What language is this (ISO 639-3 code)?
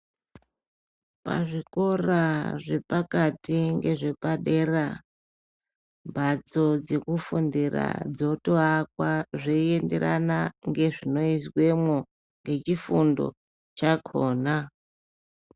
ndc